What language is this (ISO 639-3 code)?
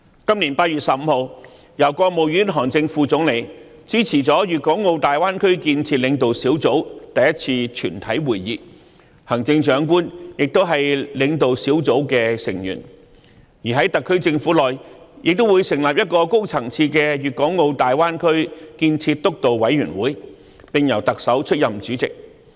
yue